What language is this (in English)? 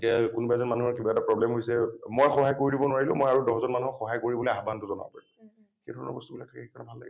Assamese